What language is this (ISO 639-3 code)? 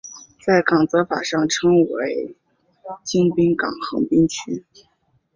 zho